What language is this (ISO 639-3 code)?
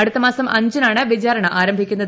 mal